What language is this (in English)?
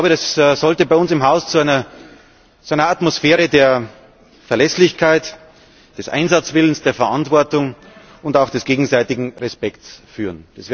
German